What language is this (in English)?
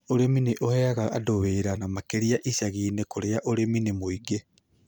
Kikuyu